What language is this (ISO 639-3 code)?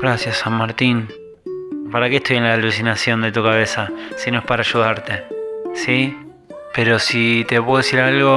spa